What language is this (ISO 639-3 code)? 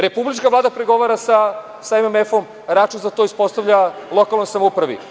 srp